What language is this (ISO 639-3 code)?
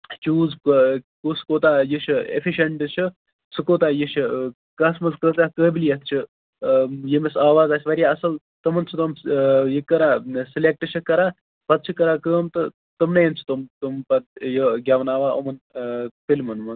kas